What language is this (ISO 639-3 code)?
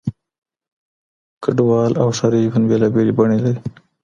pus